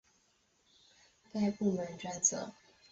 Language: Chinese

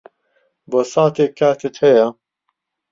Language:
Central Kurdish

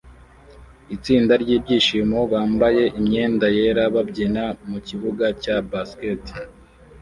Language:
Kinyarwanda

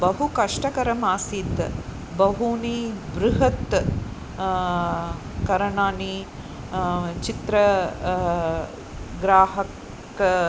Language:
Sanskrit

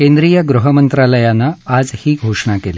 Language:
Marathi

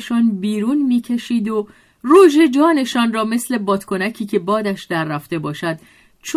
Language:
Persian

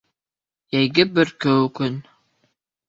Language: Bashkir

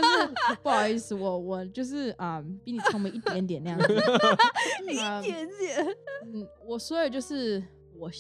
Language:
Chinese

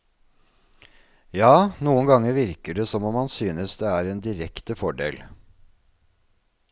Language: Norwegian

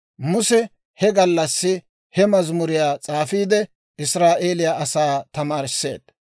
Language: Dawro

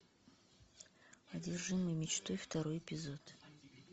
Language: Russian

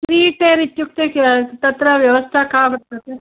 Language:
Sanskrit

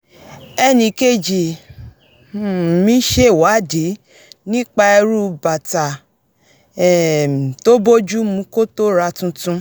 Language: Yoruba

